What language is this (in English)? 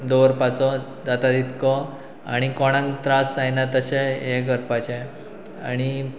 Konkani